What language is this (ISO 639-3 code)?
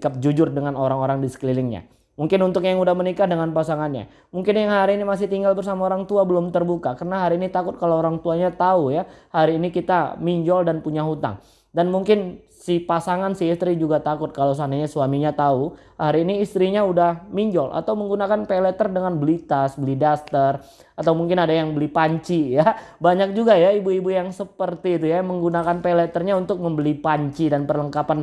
ind